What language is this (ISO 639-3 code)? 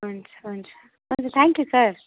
nep